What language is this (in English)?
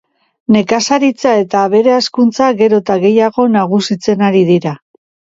Basque